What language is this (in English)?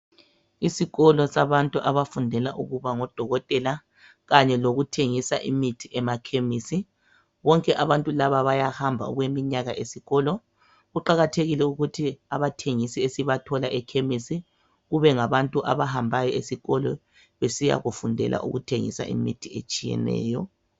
North Ndebele